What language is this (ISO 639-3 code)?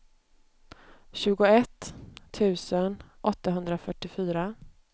swe